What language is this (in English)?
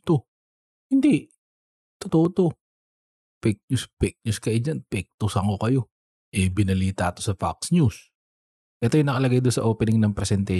Filipino